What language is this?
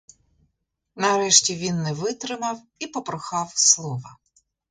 Ukrainian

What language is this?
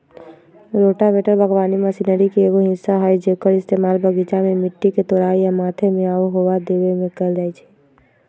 Magahi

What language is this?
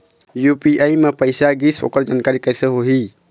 Chhattisgarhi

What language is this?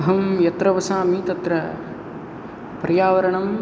Sanskrit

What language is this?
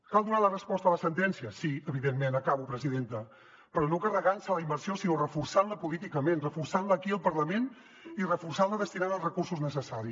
Catalan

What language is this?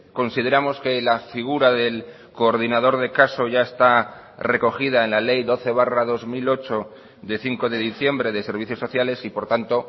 Spanish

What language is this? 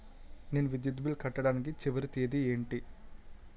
Telugu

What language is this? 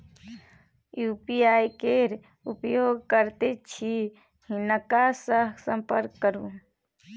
Maithili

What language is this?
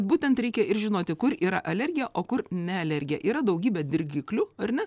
Lithuanian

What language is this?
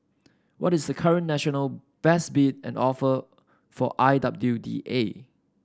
English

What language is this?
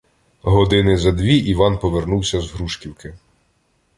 Ukrainian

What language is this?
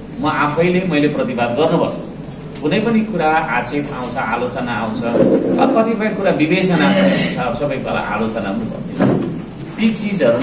Indonesian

